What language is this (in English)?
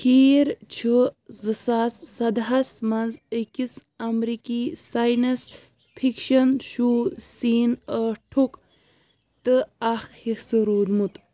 Kashmiri